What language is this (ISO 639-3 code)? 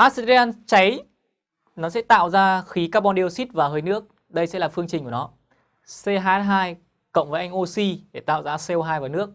vie